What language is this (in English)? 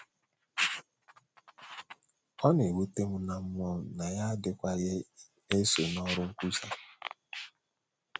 Igbo